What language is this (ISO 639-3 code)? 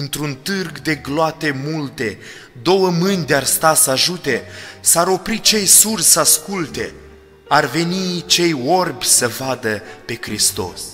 ron